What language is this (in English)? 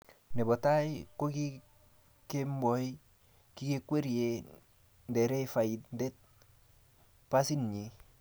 Kalenjin